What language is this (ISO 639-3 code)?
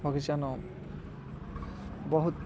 ori